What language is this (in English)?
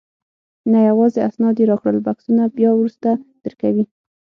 Pashto